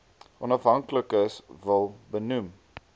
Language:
Afrikaans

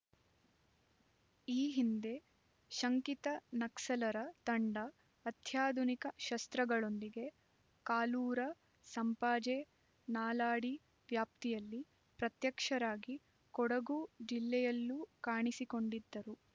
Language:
Kannada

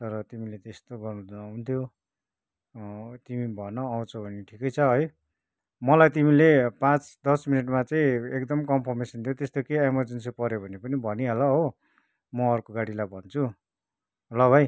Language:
Nepali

